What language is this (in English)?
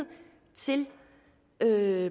Danish